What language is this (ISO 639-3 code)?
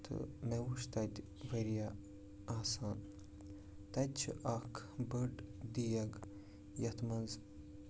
kas